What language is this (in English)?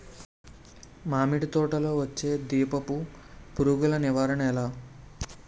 Telugu